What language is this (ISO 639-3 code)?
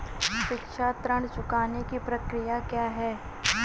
hin